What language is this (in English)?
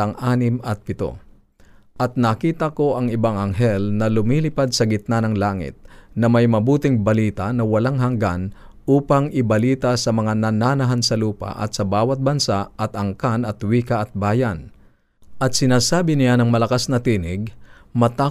Filipino